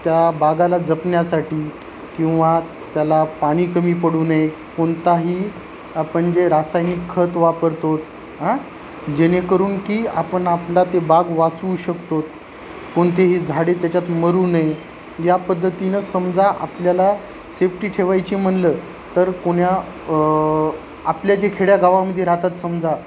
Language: Marathi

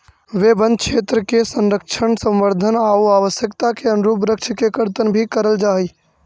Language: Magahi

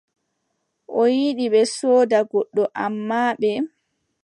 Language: Adamawa Fulfulde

